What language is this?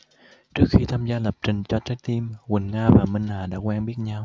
Vietnamese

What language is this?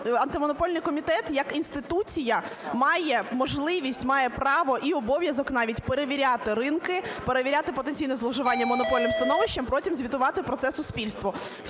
Ukrainian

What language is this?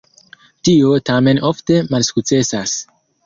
Esperanto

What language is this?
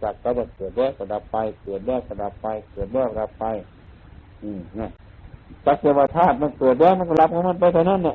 Thai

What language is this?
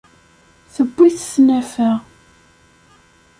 Kabyle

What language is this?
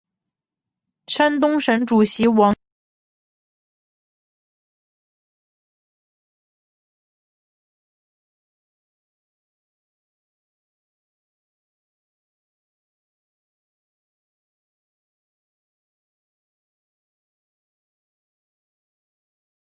Chinese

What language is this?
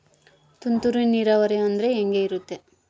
Kannada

